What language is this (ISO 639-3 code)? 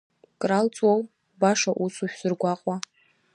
abk